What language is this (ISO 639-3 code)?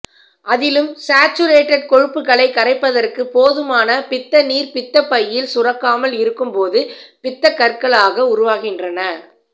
tam